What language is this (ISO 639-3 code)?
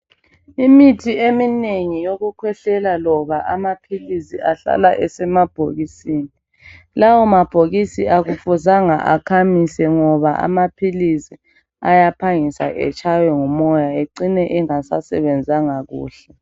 nde